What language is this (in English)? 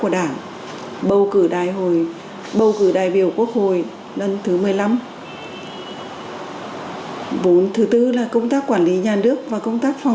Vietnamese